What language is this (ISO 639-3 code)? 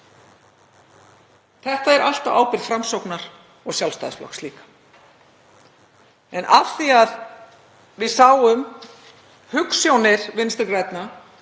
isl